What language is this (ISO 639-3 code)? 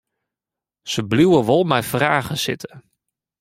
fry